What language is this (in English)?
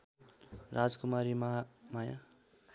Nepali